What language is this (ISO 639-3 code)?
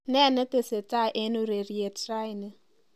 kln